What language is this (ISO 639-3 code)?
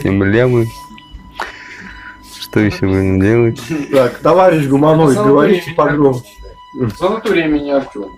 rus